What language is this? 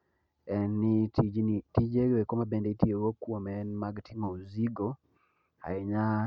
Luo (Kenya and Tanzania)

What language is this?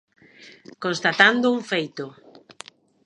Galician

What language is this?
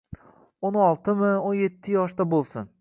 Uzbek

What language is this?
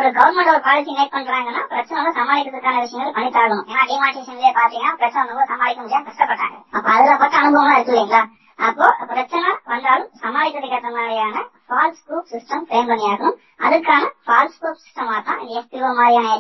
Tamil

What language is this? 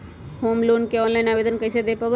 Magahi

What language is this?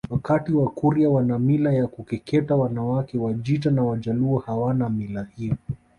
Swahili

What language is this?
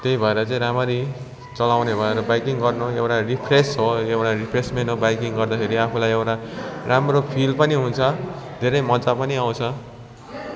Nepali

